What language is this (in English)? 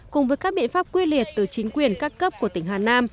Vietnamese